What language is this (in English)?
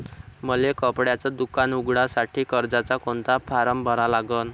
Marathi